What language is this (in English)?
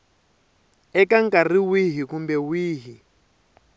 Tsonga